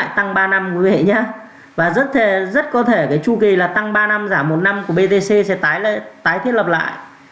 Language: Vietnamese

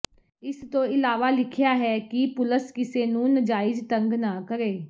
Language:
Punjabi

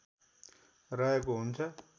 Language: Nepali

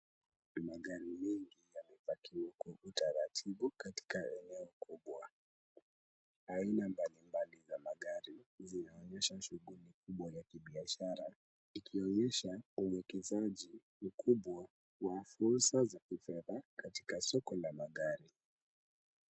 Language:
Swahili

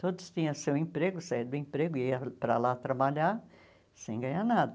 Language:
Portuguese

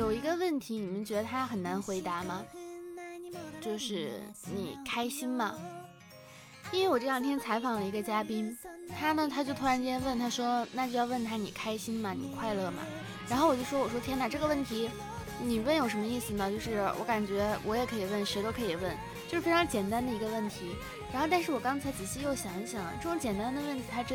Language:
Chinese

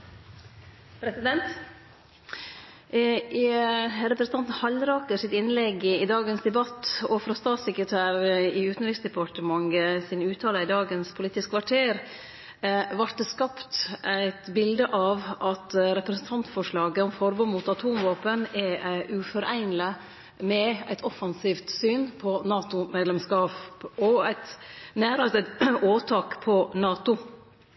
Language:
Norwegian Nynorsk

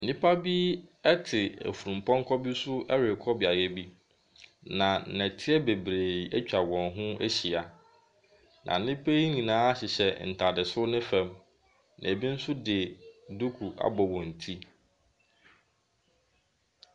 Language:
Akan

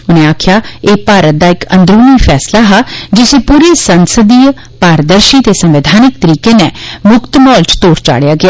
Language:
Dogri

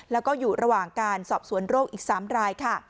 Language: Thai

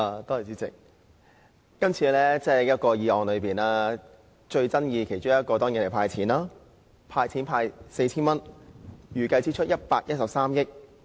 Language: Cantonese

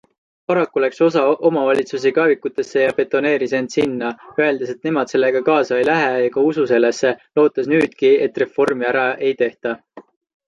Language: Estonian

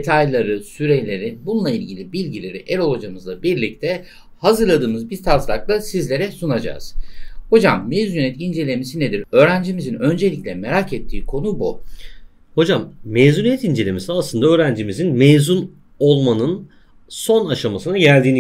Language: Turkish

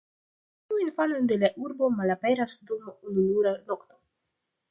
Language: Esperanto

